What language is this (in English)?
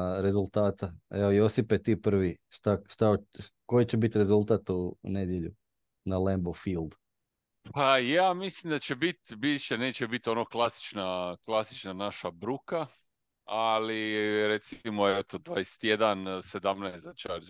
Croatian